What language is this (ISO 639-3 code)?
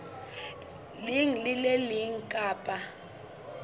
sot